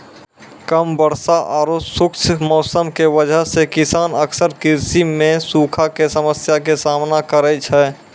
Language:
Maithili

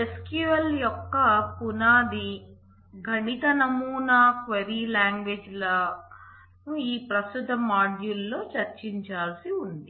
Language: Telugu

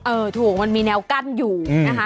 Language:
Thai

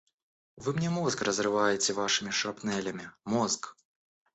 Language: Russian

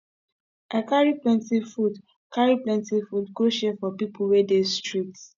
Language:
Nigerian Pidgin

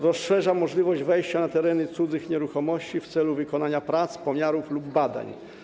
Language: Polish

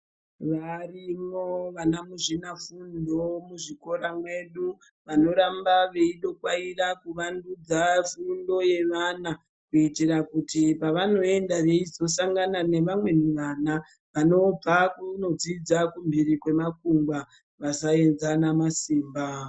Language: Ndau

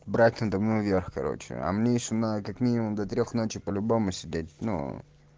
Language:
Russian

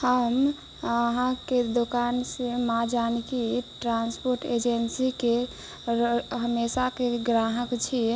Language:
Maithili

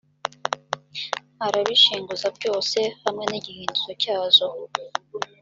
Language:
Kinyarwanda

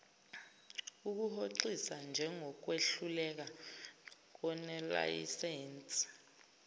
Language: Zulu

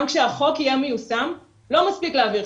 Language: Hebrew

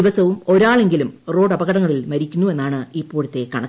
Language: Malayalam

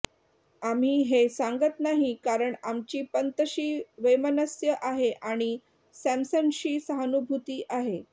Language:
Marathi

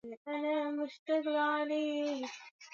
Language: Swahili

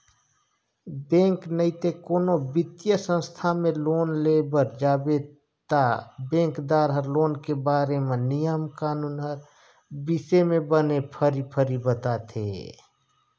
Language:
Chhattisgarhi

